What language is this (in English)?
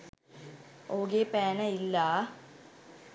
Sinhala